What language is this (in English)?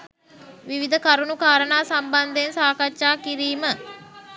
Sinhala